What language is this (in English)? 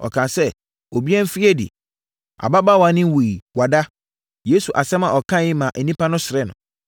Akan